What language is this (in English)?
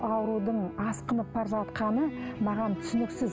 Kazakh